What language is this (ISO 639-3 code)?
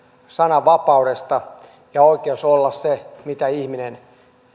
fin